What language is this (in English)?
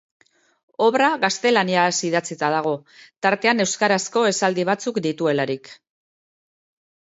Basque